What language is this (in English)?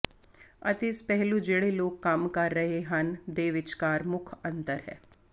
Punjabi